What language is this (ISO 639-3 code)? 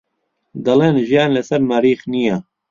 ckb